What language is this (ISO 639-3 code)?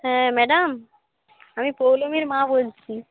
ben